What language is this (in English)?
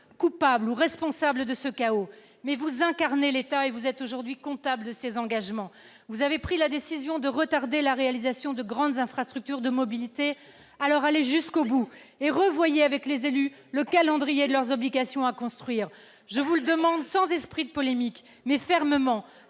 French